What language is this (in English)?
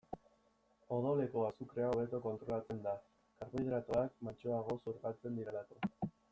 Basque